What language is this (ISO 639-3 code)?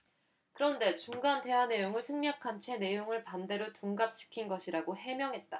kor